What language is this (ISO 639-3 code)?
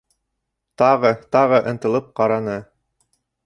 bak